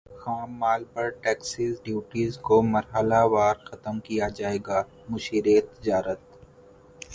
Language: Urdu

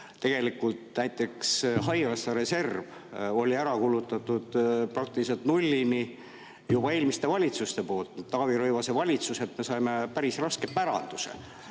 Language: Estonian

